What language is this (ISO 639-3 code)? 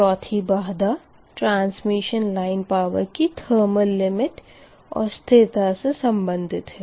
hin